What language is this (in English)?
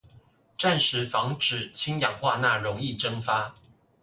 Chinese